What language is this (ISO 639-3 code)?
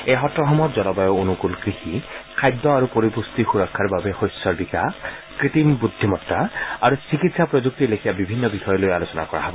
asm